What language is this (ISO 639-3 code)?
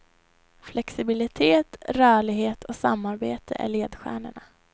swe